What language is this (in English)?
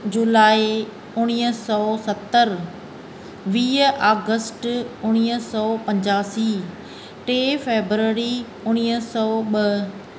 Sindhi